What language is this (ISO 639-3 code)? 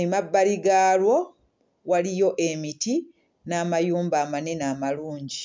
lug